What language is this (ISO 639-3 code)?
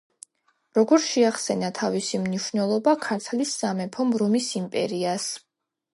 kat